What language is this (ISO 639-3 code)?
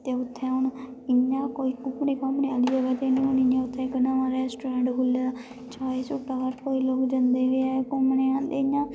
doi